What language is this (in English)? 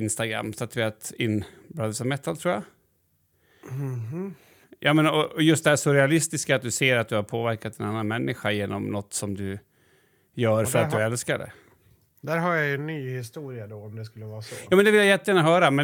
Swedish